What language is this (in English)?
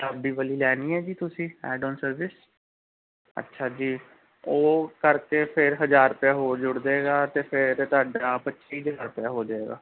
Punjabi